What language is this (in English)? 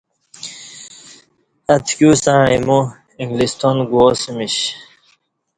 Kati